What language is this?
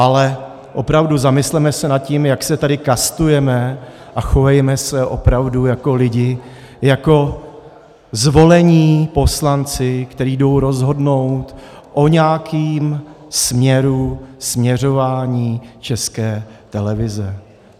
Czech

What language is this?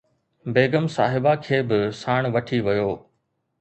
Sindhi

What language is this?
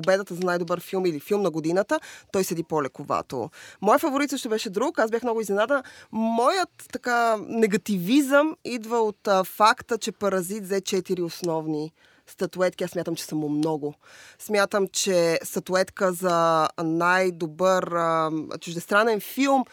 Bulgarian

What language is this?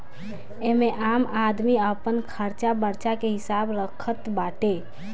Bhojpuri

